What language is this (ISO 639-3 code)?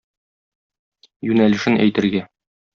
tat